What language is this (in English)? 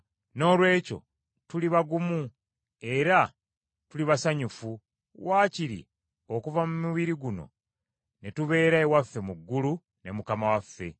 Ganda